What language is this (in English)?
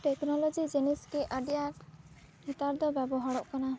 Santali